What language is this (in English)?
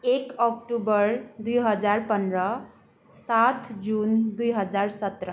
Nepali